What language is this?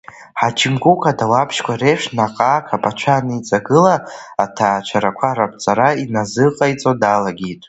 Abkhazian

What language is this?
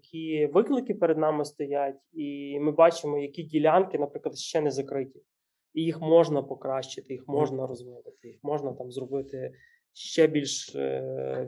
Ukrainian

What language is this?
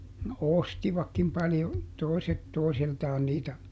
Finnish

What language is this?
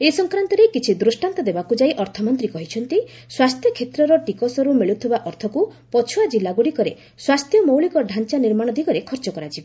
Odia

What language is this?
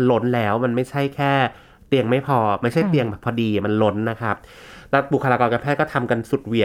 Thai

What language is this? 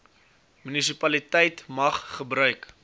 Afrikaans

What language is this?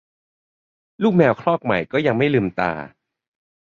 Thai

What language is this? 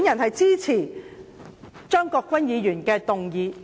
Cantonese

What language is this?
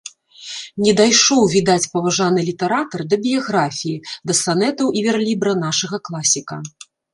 Belarusian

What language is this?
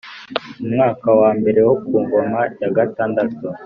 Kinyarwanda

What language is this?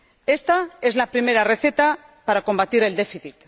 Spanish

